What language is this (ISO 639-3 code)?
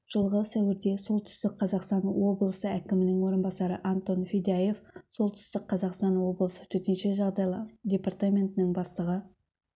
kaz